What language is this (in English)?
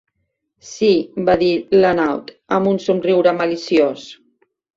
Catalan